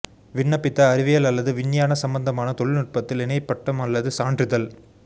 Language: Tamil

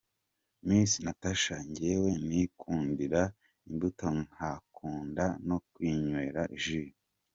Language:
Kinyarwanda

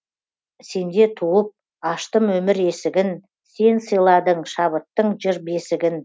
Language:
Kazakh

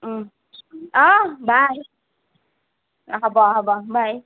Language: Assamese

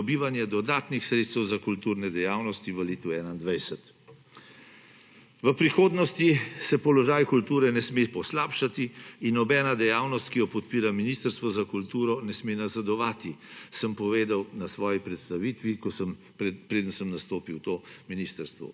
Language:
Slovenian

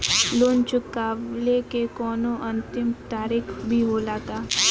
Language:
Bhojpuri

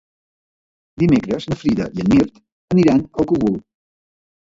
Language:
Catalan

